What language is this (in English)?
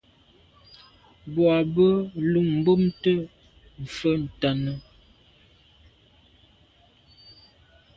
Medumba